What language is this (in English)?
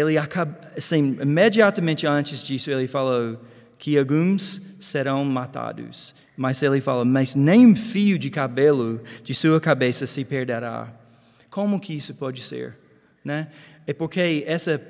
Portuguese